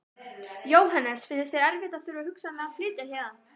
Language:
Icelandic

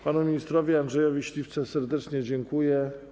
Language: Polish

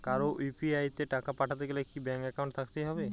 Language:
Bangla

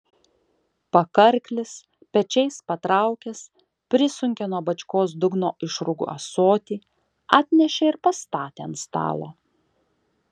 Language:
Lithuanian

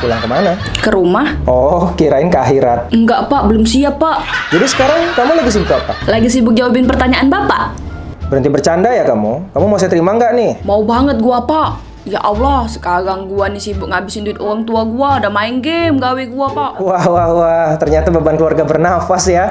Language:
Indonesian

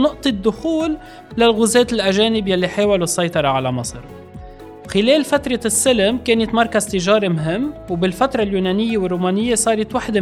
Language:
Arabic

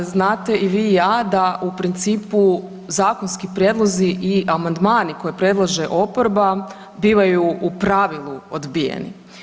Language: Croatian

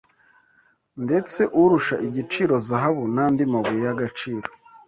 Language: Kinyarwanda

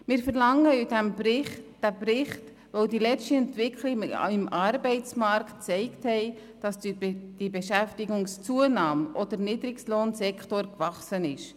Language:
Swiss German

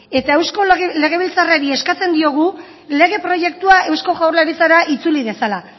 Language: Basque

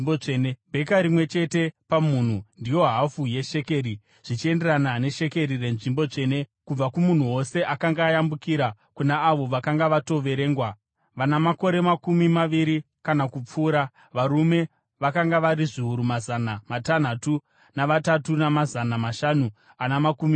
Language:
Shona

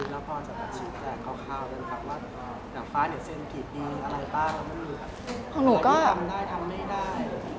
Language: Thai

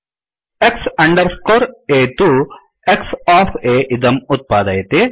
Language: Sanskrit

